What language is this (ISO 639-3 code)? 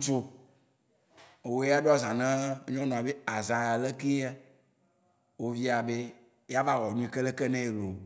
wci